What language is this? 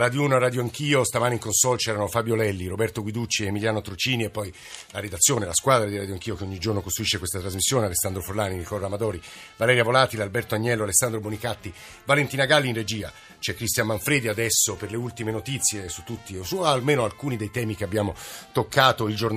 Italian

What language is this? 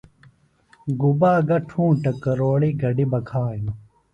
Phalura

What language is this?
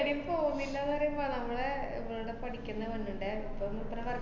Malayalam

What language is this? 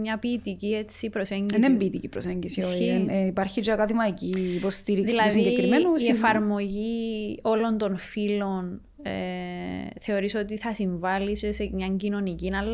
Greek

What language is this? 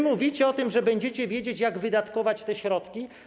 Polish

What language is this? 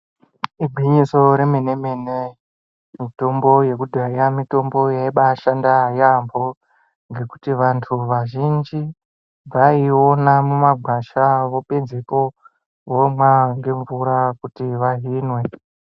Ndau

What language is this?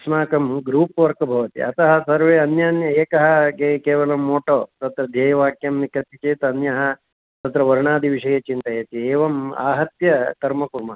Sanskrit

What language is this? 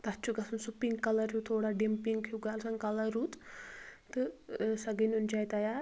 Kashmiri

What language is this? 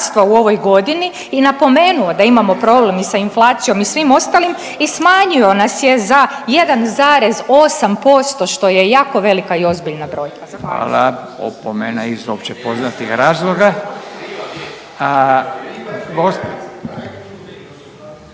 Croatian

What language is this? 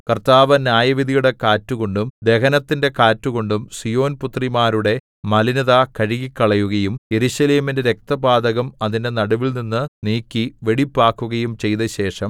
Malayalam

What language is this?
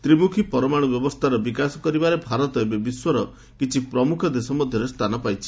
Odia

